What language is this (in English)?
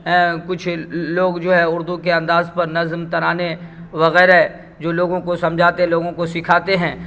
Urdu